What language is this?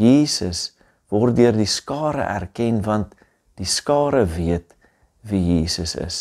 Dutch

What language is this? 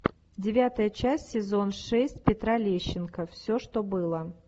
Russian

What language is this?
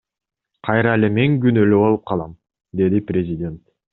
Kyrgyz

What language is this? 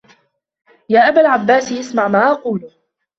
Arabic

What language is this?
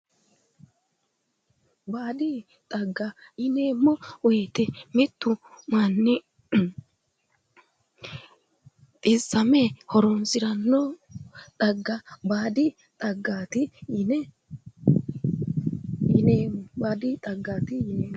Sidamo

